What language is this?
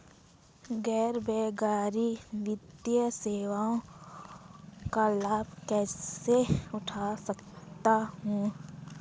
Hindi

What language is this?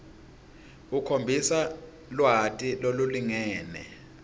Swati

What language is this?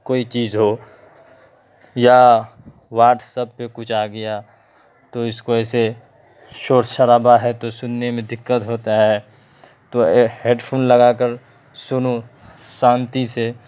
Urdu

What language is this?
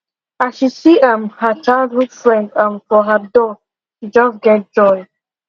Nigerian Pidgin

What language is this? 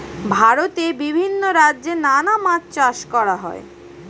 Bangla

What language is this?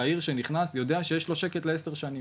Hebrew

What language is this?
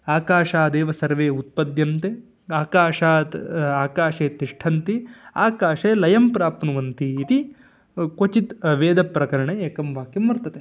Sanskrit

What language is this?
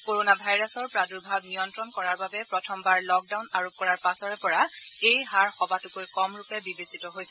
Assamese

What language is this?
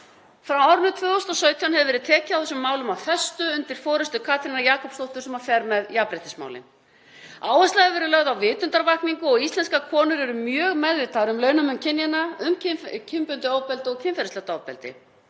Icelandic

